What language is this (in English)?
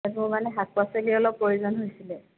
Assamese